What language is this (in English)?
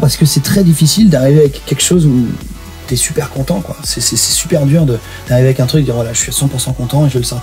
French